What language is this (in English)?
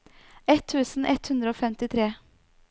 Norwegian